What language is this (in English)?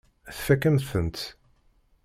Kabyle